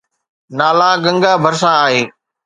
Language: Sindhi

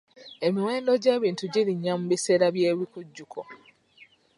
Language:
Ganda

